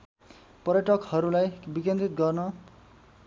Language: Nepali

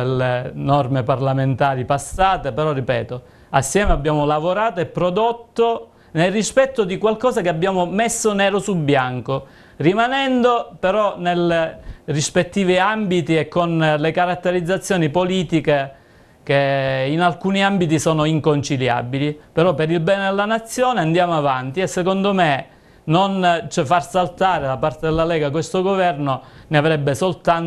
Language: Italian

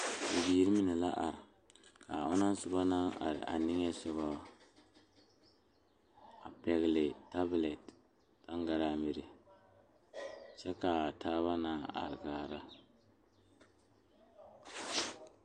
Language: Southern Dagaare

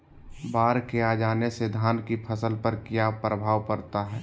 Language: Magahi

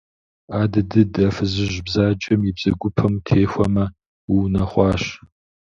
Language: Kabardian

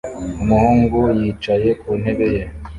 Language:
Kinyarwanda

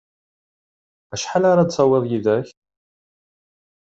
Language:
Kabyle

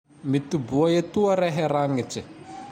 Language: Tandroy-Mahafaly Malagasy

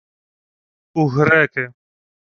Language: Ukrainian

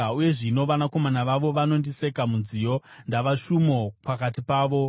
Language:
Shona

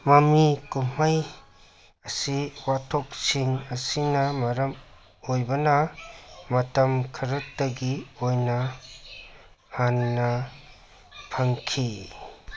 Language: Manipuri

